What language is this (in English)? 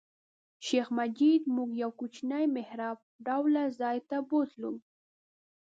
Pashto